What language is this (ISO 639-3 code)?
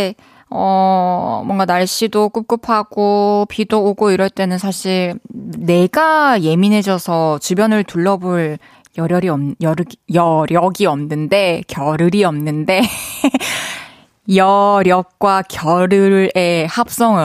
kor